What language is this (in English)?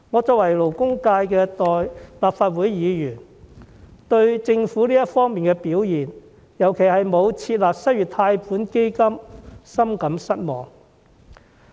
Cantonese